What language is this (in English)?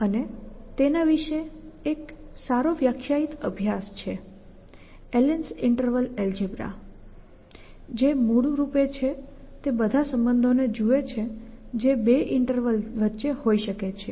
Gujarati